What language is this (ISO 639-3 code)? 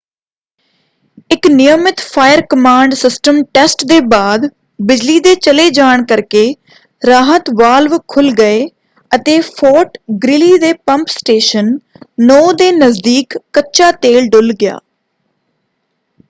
pan